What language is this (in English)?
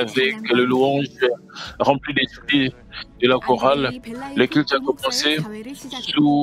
French